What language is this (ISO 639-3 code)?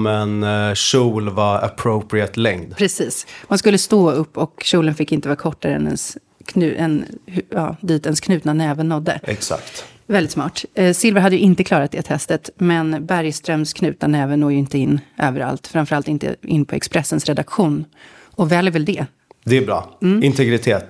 swe